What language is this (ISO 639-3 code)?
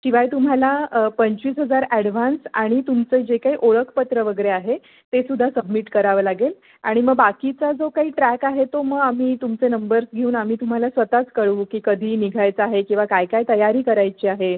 mar